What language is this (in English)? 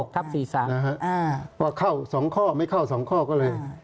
Thai